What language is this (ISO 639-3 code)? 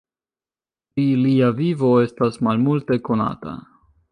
epo